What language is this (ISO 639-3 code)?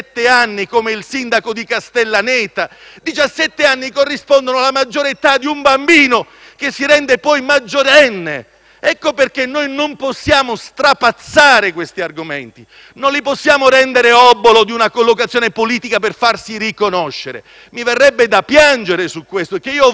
ita